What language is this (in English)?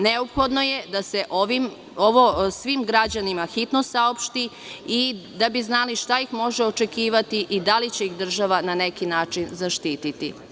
Serbian